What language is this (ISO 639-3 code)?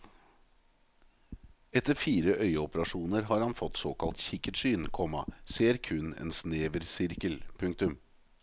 nor